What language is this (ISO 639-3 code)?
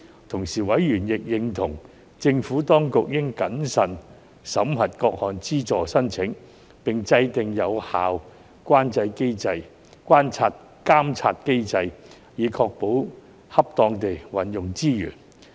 yue